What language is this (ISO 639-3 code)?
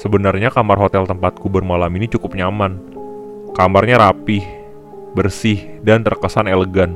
ind